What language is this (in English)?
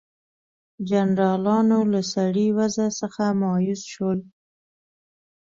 Pashto